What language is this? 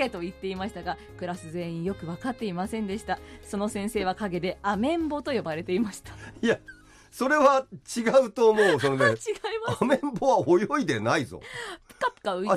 Japanese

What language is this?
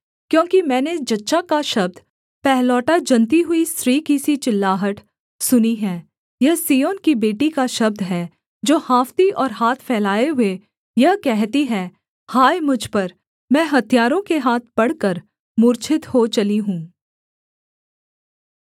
Hindi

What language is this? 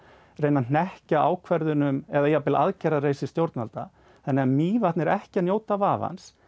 Icelandic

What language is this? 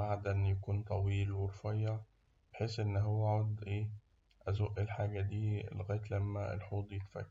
Egyptian Arabic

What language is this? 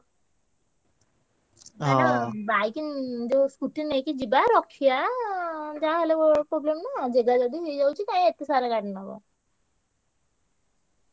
Odia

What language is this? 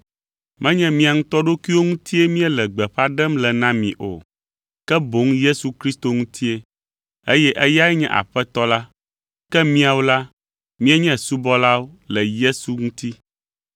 Ewe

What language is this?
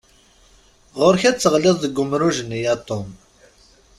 Kabyle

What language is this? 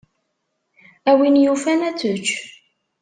Kabyle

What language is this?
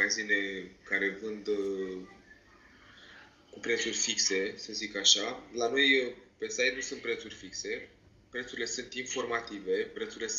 Romanian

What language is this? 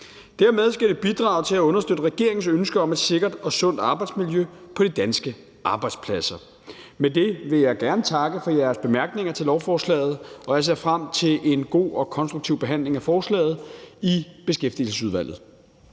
Danish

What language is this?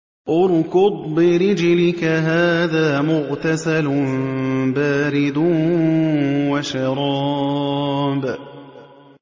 Arabic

